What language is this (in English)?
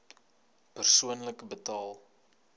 Afrikaans